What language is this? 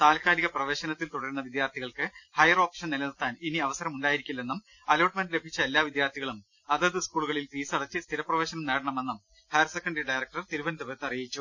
Malayalam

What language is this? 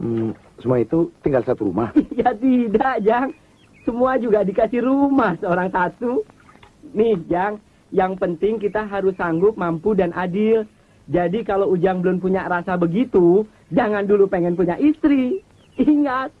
Indonesian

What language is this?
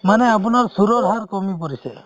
Assamese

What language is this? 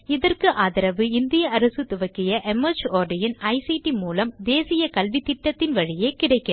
Tamil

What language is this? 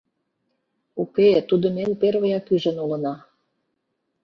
Mari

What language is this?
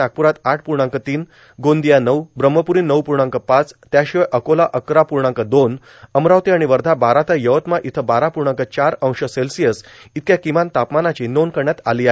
Marathi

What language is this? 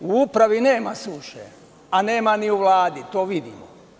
Serbian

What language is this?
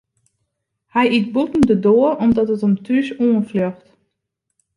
Western Frisian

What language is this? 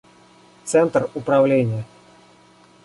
Russian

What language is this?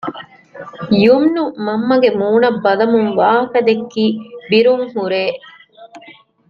Divehi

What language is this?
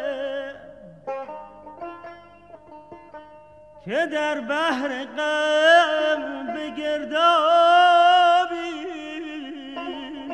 Persian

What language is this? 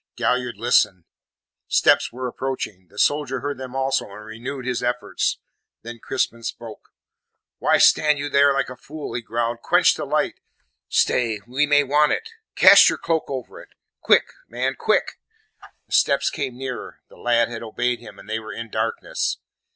English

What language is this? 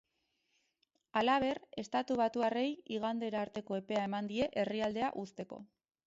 Basque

